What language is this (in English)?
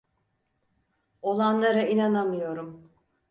Turkish